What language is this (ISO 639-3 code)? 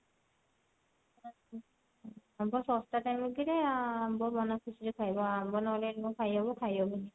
ori